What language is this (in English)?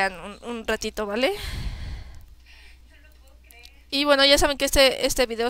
Spanish